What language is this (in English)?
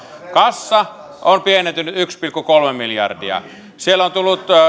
Finnish